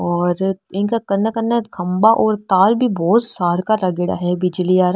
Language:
Marwari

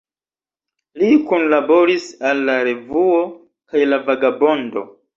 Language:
Esperanto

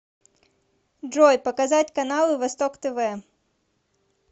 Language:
Russian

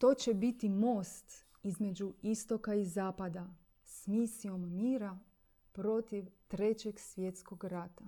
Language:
Croatian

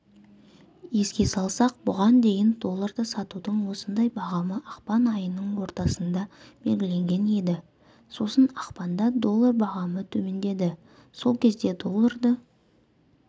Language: Kazakh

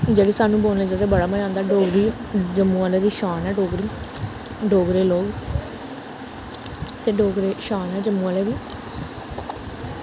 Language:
Dogri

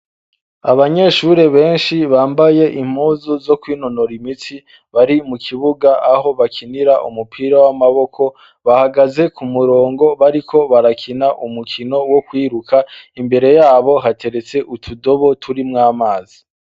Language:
Rundi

